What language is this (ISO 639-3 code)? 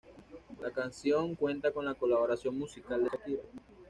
spa